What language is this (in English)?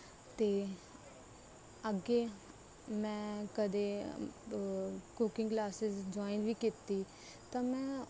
Punjabi